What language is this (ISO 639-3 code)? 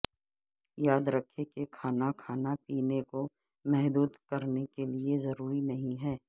urd